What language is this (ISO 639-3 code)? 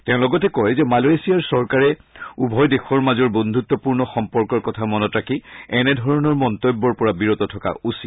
asm